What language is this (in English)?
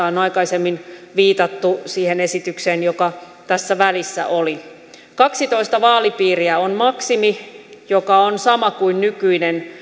Finnish